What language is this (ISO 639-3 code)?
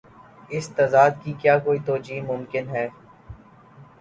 urd